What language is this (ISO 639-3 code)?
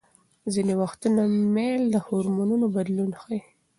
pus